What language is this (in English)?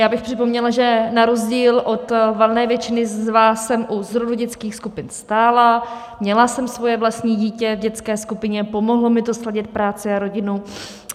Czech